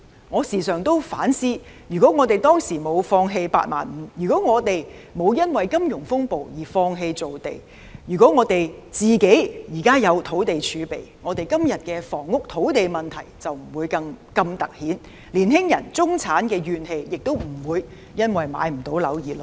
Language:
Cantonese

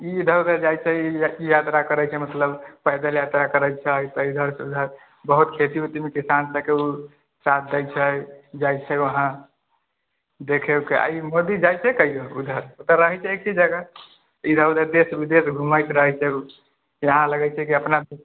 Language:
Maithili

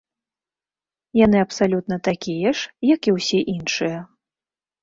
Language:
Belarusian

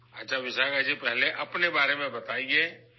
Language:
Urdu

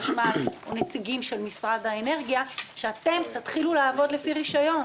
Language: Hebrew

